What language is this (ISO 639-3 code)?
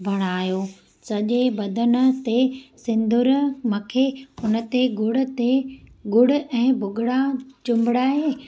snd